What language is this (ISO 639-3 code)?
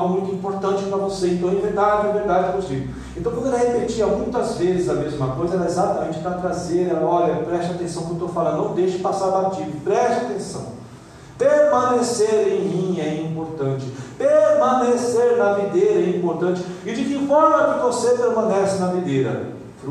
por